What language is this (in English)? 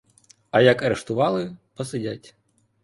Ukrainian